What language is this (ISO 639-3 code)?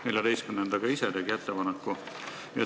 est